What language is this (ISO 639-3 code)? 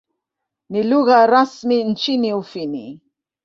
swa